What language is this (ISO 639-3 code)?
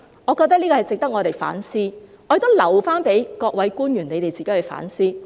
yue